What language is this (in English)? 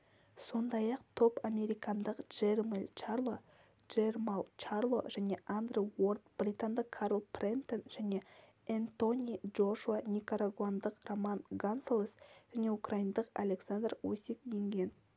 Kazakh